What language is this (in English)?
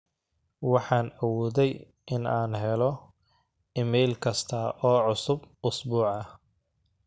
Somali